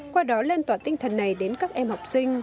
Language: Vietnamese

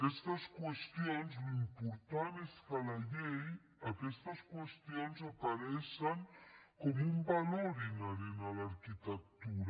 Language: Catalan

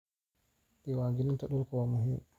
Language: Somali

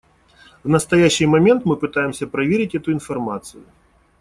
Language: Russian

